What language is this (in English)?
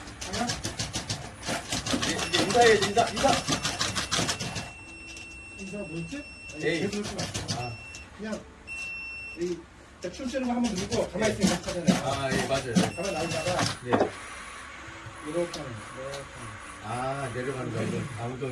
Korean